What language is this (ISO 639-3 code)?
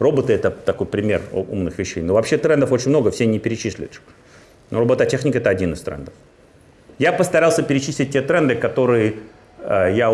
rus